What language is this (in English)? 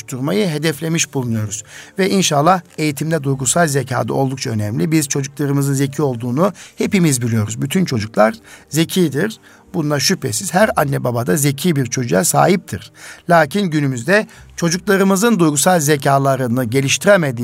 Turkish